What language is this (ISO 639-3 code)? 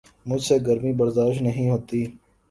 urd